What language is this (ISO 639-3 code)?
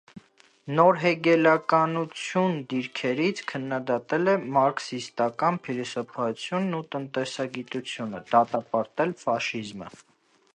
hye